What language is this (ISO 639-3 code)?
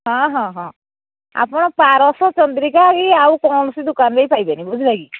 ori